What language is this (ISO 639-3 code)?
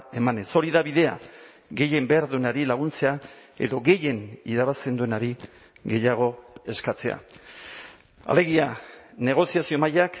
eus